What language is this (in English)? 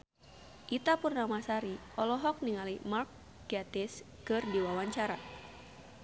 Sundanese